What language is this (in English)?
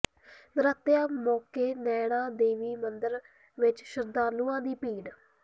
Punjabi